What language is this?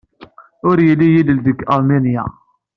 Kabyle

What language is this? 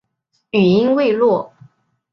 Chinese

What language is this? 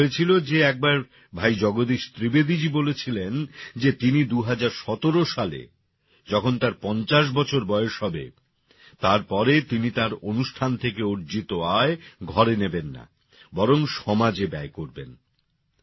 Bangla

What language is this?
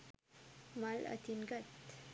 Sinhala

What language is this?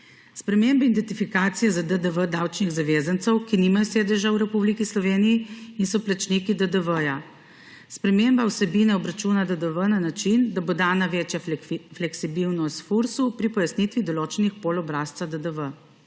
Slovenian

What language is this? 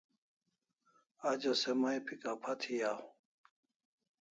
Kalasha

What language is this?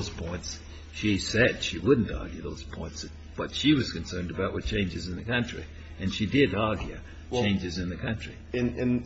English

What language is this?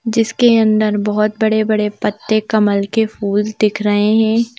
Hindi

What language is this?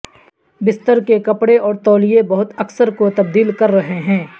Urdu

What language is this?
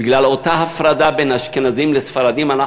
Hebrew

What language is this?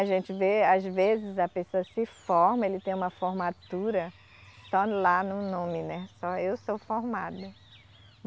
Portuguese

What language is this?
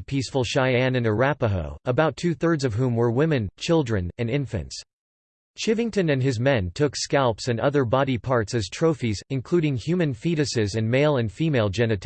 English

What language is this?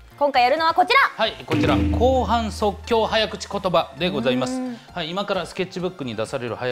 Japanese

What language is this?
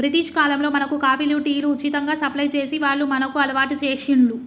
Telugu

